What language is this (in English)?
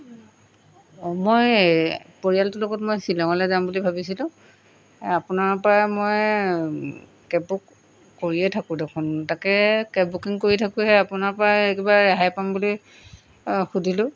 Assamese